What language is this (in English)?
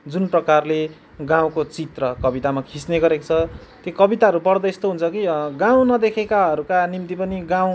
Nepali